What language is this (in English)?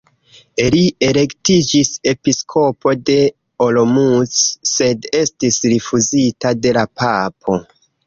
Esperanto